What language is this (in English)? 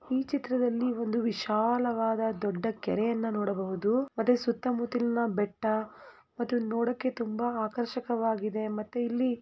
Kannada